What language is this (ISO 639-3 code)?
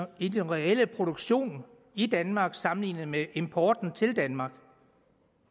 dan